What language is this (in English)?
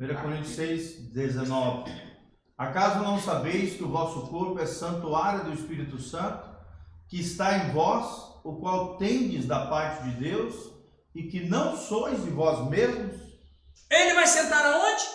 Portuguese